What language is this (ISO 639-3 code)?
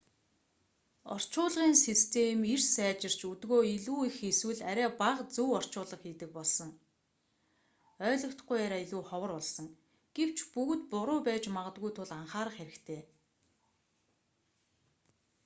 mon